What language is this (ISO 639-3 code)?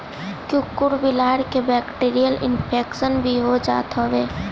bho